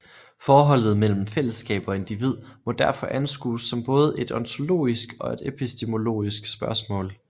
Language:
Danish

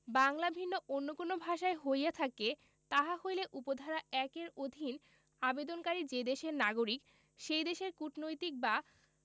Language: Bangla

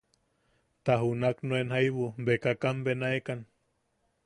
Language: Yaqui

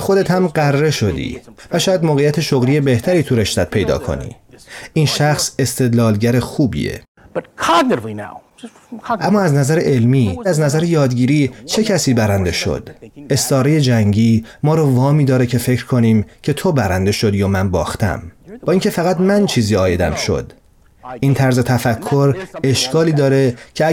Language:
Persian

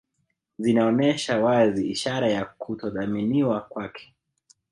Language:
Swahili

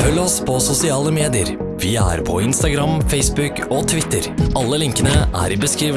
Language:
Norwegian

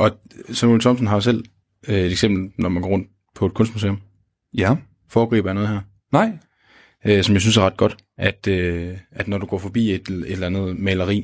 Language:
Danish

